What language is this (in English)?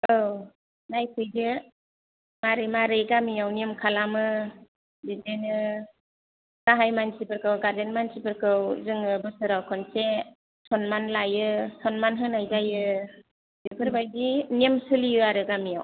Bodo